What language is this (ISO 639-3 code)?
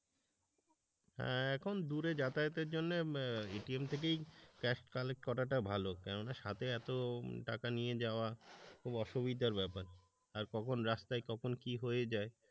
ben